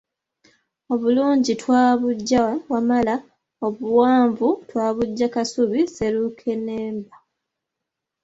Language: Ganda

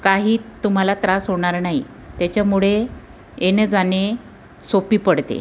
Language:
Marathi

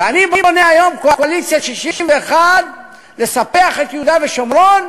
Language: Hebrew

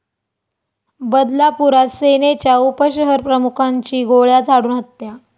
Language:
Marathi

